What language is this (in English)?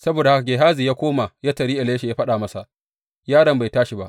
Hausa